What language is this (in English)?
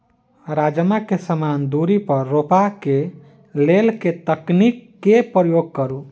Maithili